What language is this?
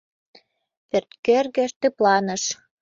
Mari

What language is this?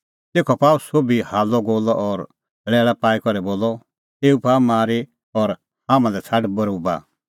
Kullu Pahari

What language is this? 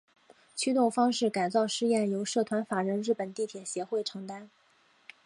Chinese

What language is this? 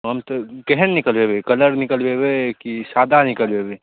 Maithili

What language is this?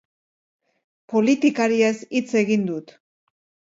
Basque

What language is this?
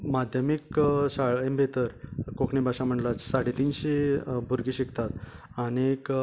Konkani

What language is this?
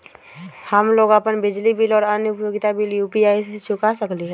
Magahi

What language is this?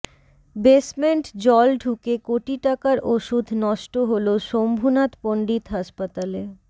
Bangla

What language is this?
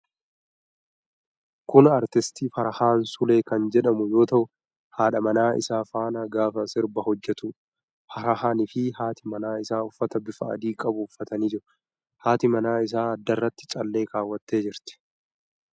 Oromo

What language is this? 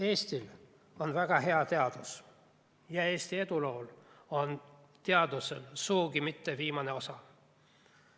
Estonian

